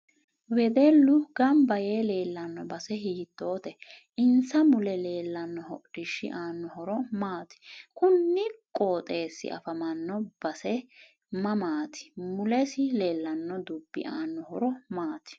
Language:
Sidamo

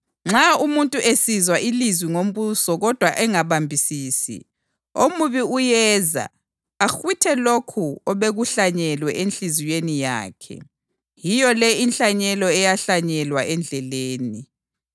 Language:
North Ndebele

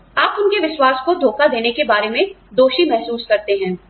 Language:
Hindi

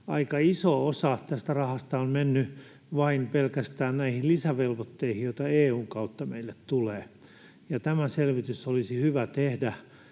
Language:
Finnish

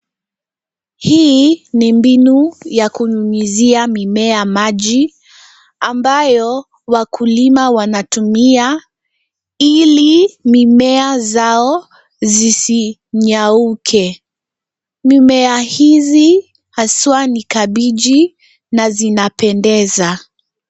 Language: Swahili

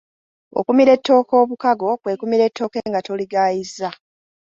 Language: Ganda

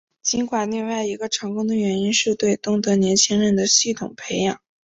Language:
Chinese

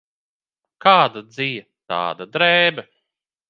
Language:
Latvian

